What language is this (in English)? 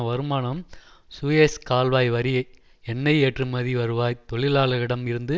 Tamil